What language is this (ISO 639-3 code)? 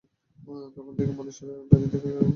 ben